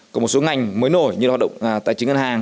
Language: Vietnamese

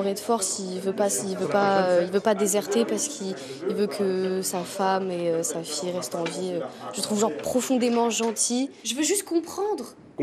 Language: French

